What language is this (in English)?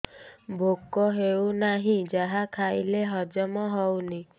Odia